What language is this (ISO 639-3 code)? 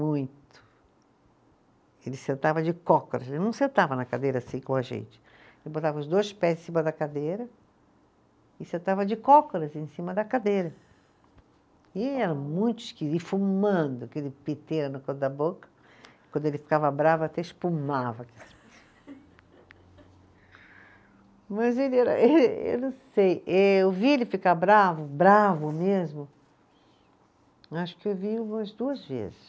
por